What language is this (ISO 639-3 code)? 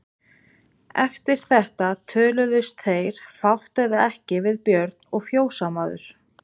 isl